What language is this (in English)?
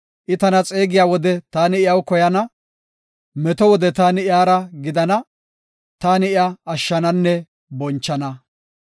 Gofa